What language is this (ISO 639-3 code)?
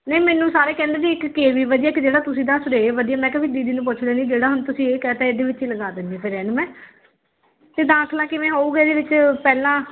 pan